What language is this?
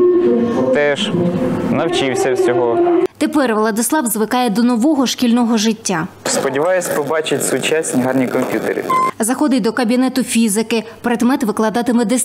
Ukrainian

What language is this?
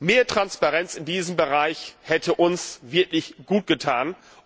German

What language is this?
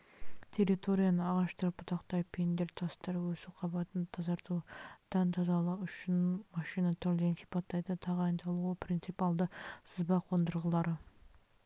Kazakh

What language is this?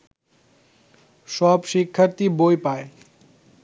Bangla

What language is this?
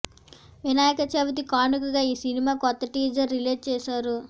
Telugu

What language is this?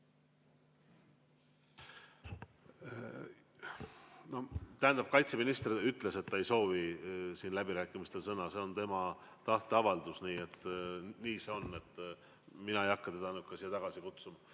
Estonian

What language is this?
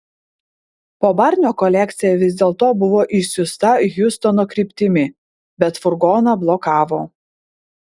Lithuanian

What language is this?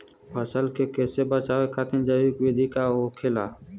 Bhojpuri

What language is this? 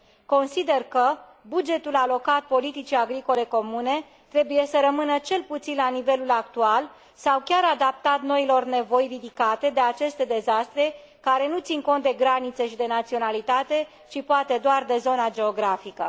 Romanian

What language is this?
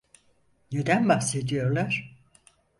Turkish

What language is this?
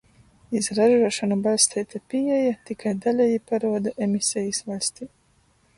Latgalian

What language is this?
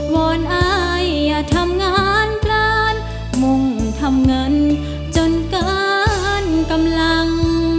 Thai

